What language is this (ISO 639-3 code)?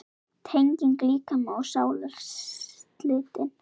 isl